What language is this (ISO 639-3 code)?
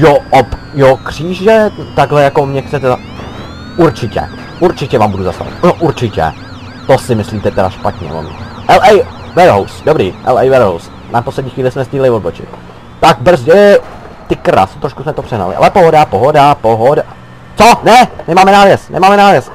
ces